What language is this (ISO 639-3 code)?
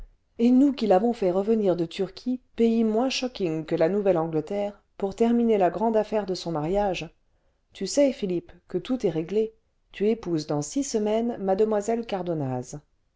fra